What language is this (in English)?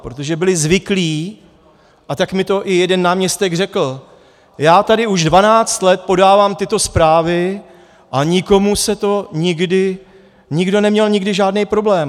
Czech